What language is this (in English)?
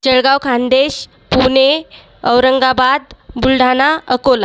Marathi